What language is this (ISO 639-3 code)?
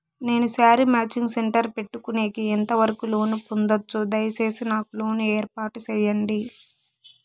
tel